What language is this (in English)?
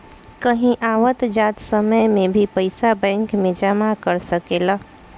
Bhojpuri